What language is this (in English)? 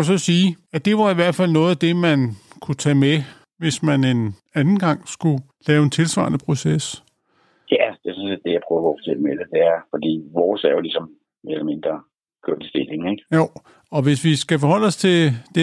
Danish